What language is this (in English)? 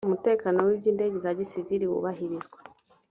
Kinyarwanda